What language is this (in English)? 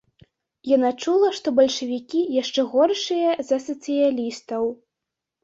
Belarusian